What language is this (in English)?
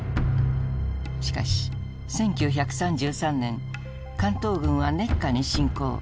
Japanese